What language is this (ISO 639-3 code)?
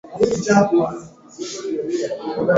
swa